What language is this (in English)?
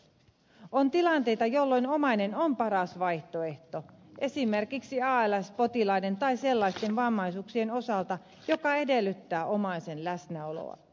Finnish